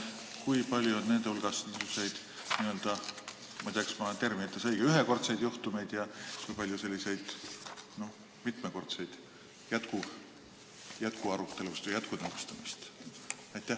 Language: Estonian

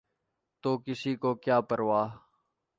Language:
Urdu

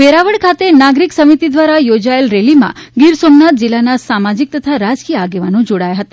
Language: Gujarati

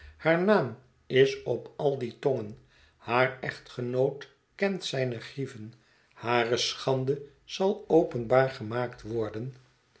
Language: Dutch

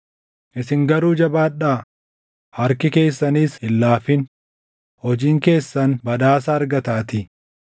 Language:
Oromo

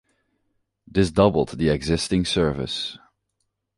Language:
English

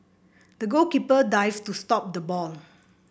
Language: English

